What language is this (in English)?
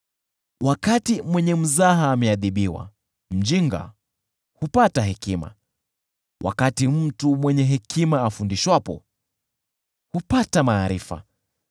Swahili